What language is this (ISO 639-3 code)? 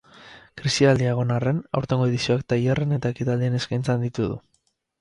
eus